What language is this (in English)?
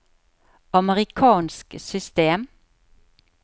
Norwegian